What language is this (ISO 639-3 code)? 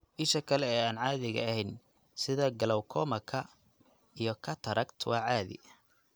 som